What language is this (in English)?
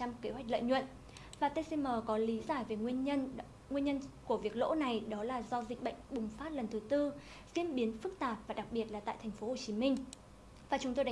Vietnamese